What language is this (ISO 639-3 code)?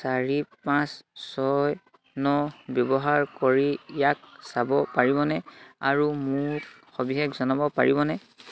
asm